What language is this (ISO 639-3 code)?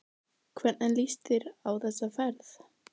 isl